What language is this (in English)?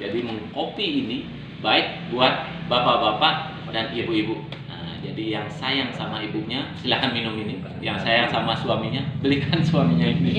Indonesian